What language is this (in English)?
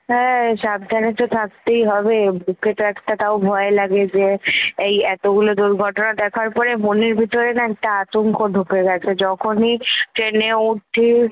Bangla